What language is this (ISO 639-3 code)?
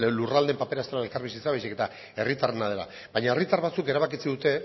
eus